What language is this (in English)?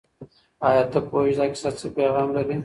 Pashto